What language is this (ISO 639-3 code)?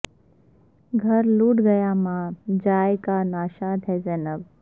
urd